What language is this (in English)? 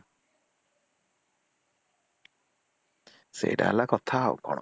Odia